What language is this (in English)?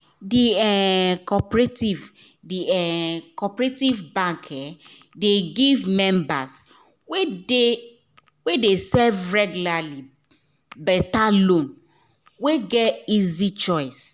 Nigerian Pidgin